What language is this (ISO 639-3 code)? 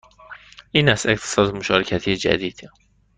fas